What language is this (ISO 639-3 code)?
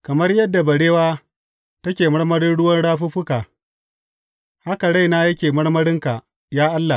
hau